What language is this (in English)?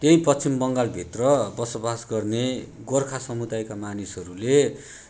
Nepali